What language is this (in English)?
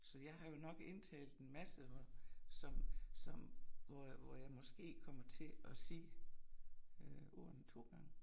Danish